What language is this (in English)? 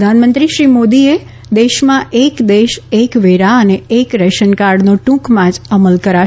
Gujarati